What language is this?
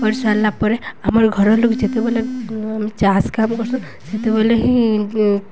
Odia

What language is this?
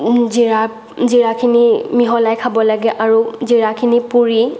Assamese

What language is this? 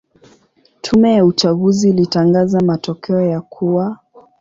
Swahili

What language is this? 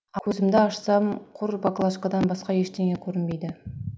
Kazakh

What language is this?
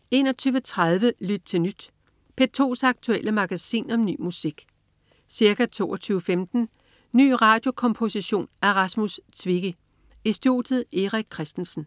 Danish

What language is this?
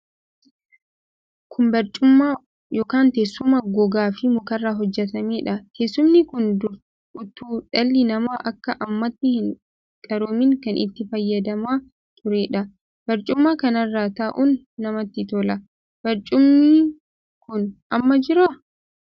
Oromo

